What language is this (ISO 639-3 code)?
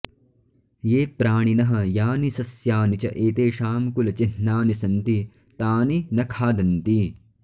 san